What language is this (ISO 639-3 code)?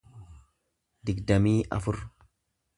orm